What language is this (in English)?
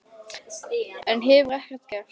Icelandic